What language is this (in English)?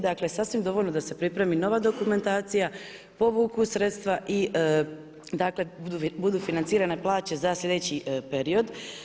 Croatian